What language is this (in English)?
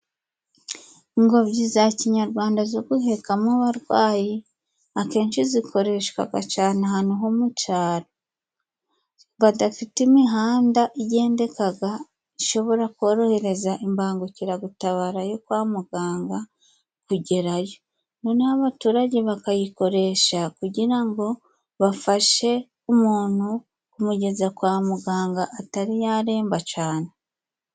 Kinyarwanda